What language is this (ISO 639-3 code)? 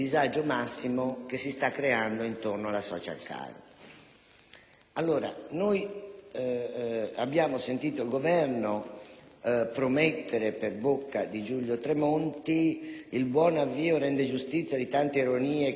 ita